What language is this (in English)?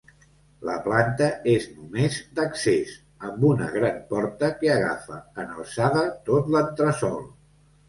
Catalan